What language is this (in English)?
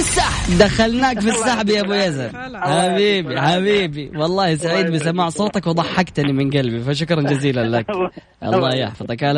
Arabic